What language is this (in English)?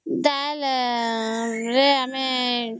Odia